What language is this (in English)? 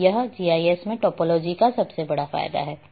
Hindi